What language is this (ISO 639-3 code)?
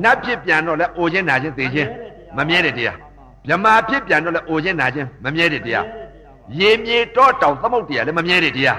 vie